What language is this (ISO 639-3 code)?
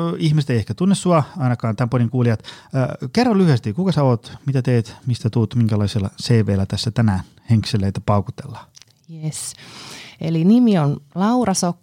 fin